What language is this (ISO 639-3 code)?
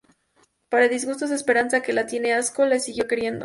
spa